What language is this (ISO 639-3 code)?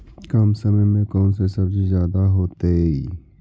mag